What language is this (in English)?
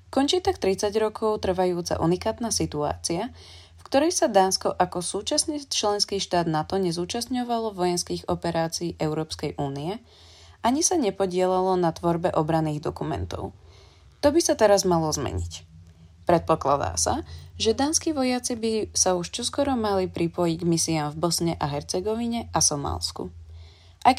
Slovak